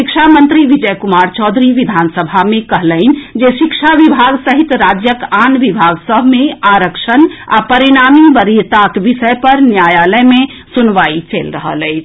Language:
Maithili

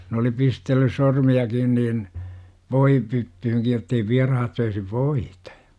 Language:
Finnish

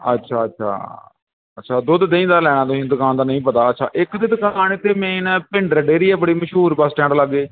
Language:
Punjabi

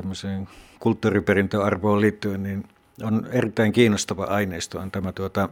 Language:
Finnish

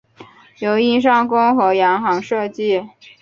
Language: Chinese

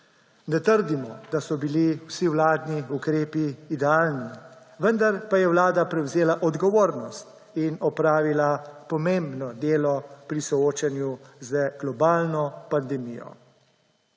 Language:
Slovenian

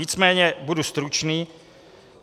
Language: Czech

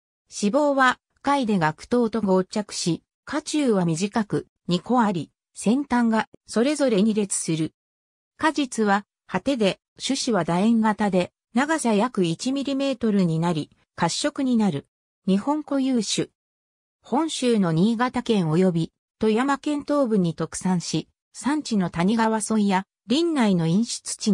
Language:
Japanese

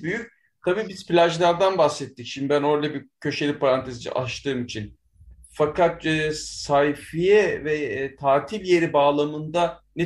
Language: Turkish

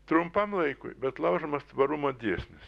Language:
Lithuanian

